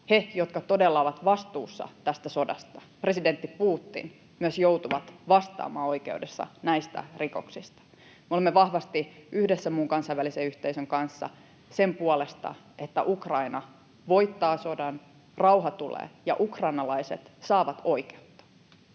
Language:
Finnish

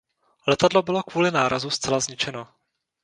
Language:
Czech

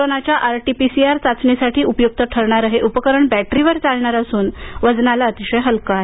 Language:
Marathi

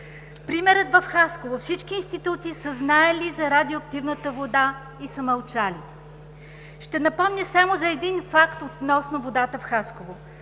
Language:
Bulgarian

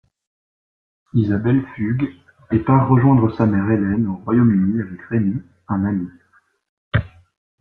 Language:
French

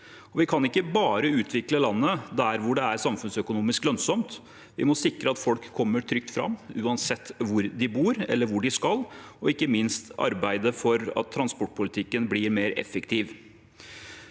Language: Norwegian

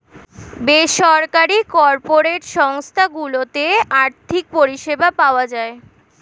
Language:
Bangla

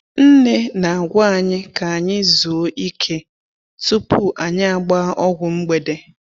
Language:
Igbo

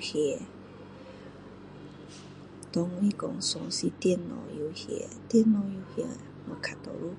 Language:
Min Dong Chinese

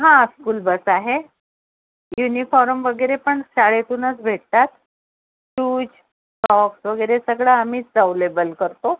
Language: Marathi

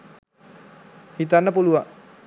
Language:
Sinhala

